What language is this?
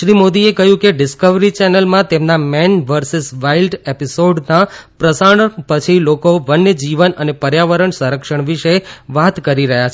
Gujarati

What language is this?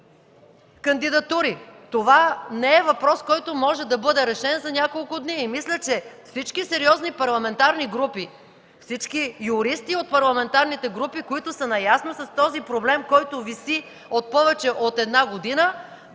Bulgarian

